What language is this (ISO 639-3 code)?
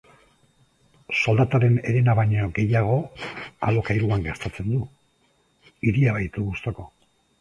eus